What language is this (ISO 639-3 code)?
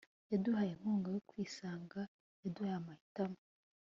kin